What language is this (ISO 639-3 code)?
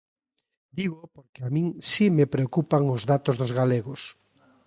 glg